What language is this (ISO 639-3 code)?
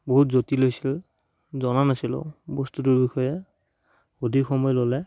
asm